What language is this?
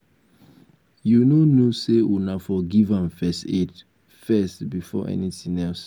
Nigerian Pidgin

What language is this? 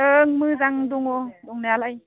Bodo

